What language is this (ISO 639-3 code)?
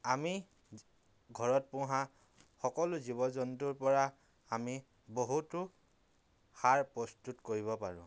asm